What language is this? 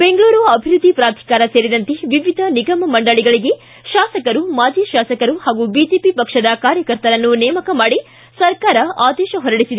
Kannada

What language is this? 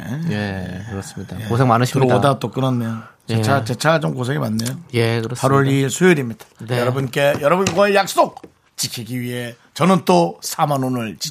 Korean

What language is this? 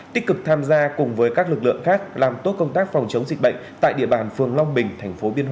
Vietnamese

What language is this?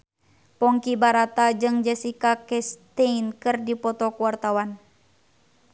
Sundanese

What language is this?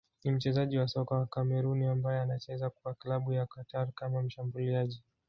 Swahili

